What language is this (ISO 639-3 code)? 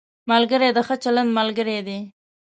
pus